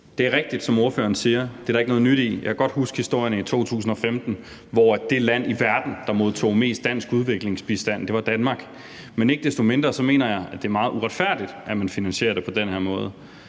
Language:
Danish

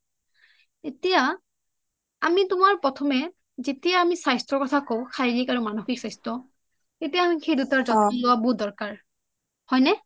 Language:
Assamese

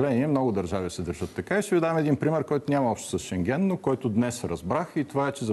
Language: Bulgarian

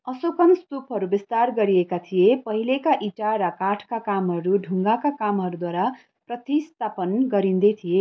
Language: Nepali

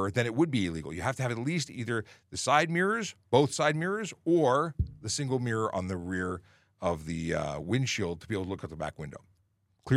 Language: English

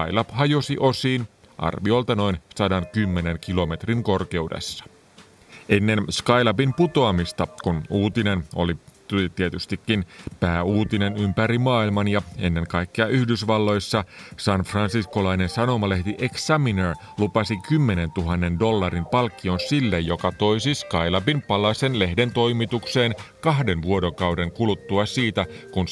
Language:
Finnish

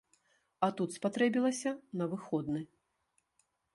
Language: Belarusian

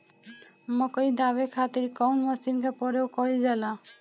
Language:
Bhojpuri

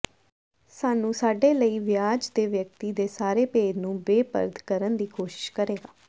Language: Punjabi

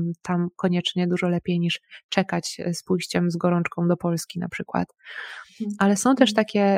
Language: Polish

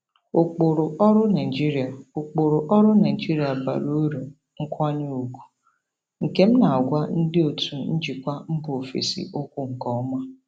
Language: Igbo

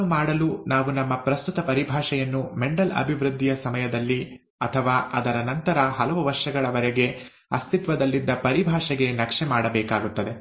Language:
Kannada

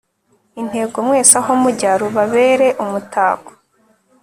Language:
Kinyarwanda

